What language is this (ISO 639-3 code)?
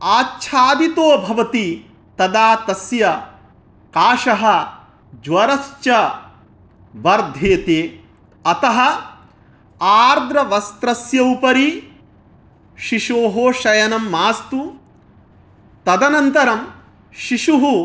san